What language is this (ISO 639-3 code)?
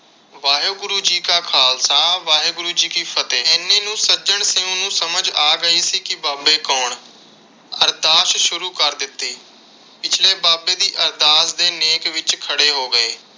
pan